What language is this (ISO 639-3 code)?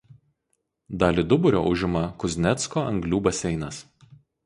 lit